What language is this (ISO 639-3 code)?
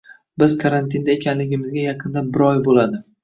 uzb